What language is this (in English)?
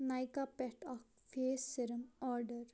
Kashmiri